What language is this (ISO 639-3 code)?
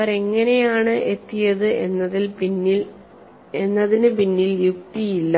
mal